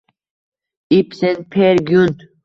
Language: Uzbek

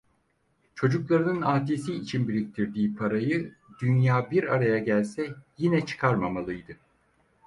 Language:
Turkish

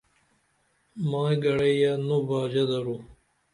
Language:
Dameli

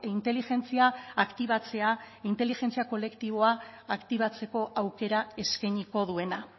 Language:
Basque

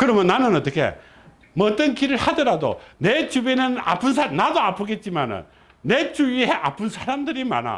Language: Korean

